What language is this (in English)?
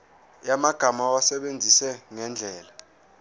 Zulu